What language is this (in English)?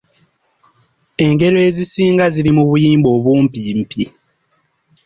Ganda